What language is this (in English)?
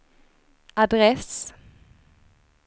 Swedish